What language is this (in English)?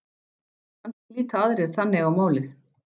Icelandic